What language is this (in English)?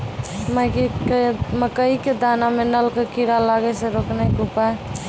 Maithili